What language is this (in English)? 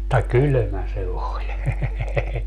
Finnish